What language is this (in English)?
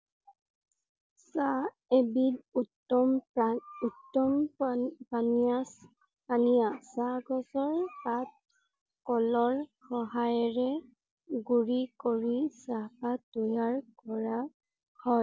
Assamese